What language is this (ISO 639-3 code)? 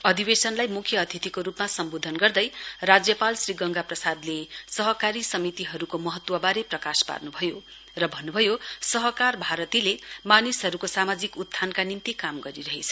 nep